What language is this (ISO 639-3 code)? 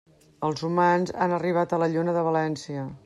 cat